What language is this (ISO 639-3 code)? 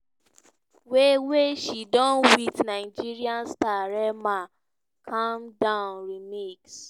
pcm